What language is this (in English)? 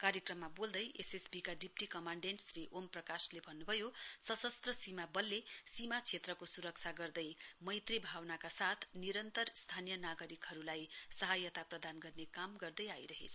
Nepali